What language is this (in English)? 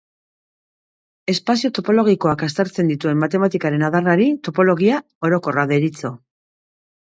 Basque